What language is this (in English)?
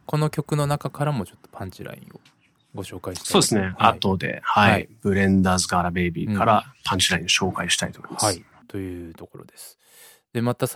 Japanese